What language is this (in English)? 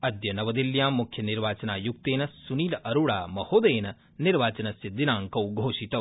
Sanskrit